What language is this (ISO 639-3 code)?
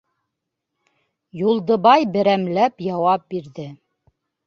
bak